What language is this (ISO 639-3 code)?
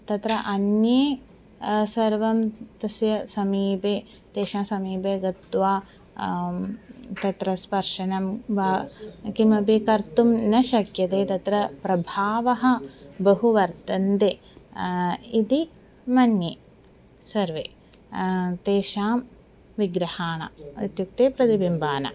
san